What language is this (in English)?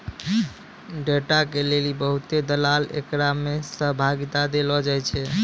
Maithili